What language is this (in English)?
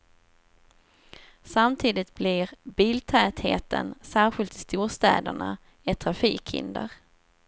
Swedish